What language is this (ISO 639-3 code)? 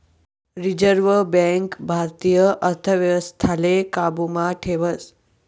mar